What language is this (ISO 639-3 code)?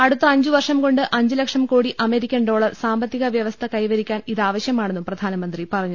mal